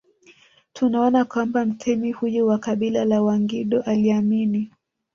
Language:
Swahili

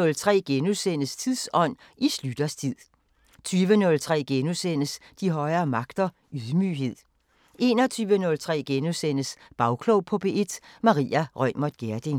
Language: Danish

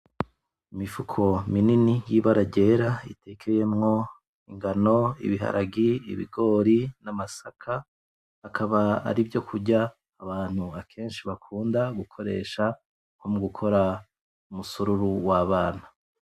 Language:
Rundi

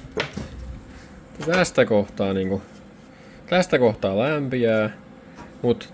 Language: Finnish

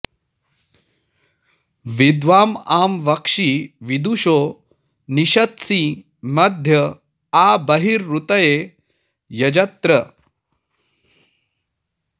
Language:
Sanskrit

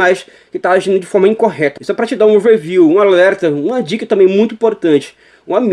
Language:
Portuguese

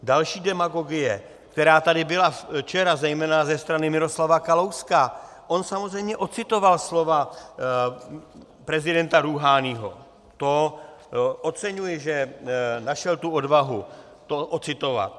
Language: Czech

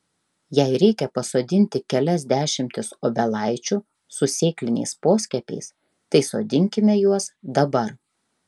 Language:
Lithuanian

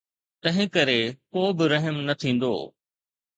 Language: Sindhi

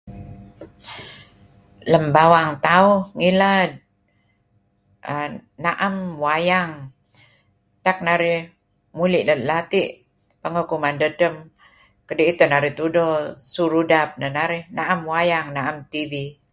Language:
Kelabit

